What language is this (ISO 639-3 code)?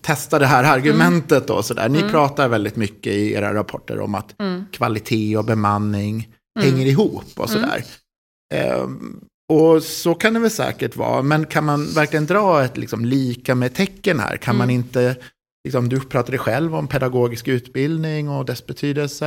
swe